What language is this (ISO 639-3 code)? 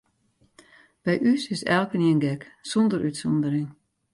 fry